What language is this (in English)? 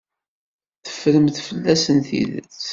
Kabyle